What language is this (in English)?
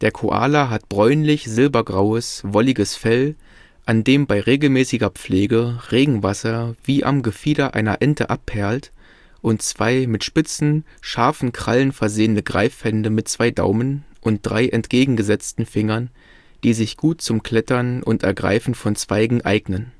German